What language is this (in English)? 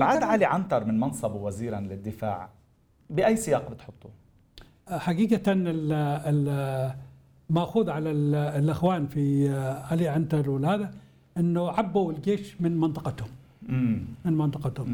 Arabic